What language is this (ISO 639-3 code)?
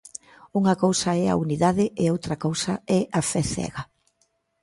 glg